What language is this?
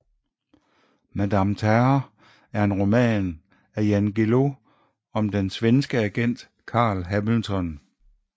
Danish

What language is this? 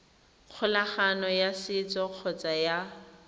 Tswana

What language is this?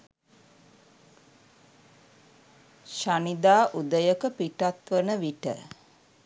Sinhala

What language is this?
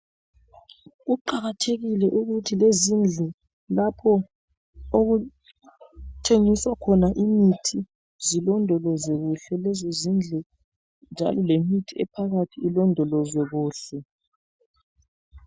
North Ndebele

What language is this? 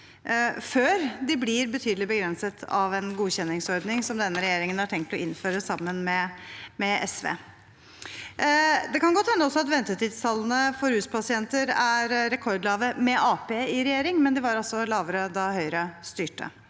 Norwegian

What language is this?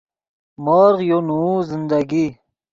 Yidgha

